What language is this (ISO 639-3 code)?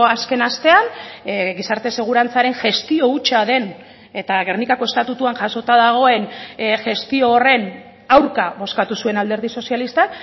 eus